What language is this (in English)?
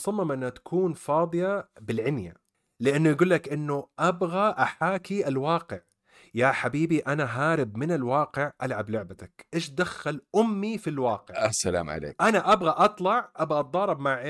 Arabic